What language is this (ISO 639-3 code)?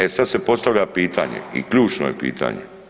hrv